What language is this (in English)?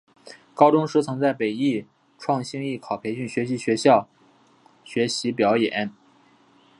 Chinese